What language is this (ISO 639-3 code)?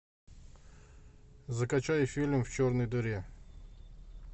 rus